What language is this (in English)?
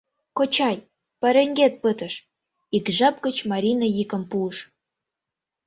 Mari